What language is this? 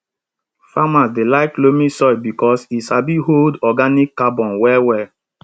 Nigerian Pidgin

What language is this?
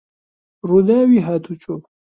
Central Kurdish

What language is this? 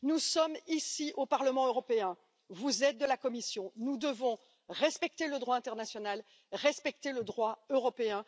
French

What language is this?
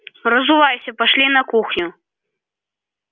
Russian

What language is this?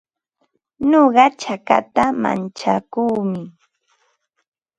Ambo-Pasco Quechua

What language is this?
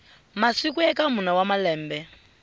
Tsonga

